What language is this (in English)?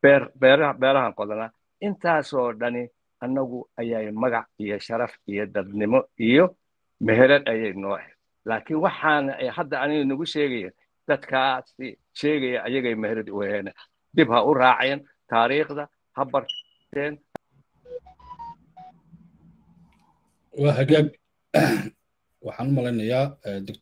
Arabic